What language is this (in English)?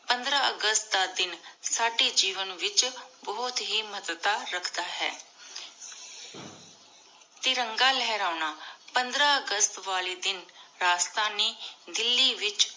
Punjabi